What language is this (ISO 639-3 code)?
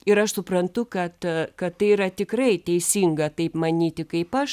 lit